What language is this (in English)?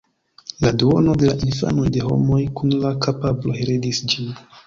Esperanto